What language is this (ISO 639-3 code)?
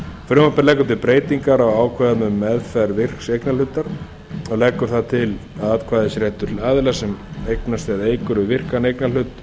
isl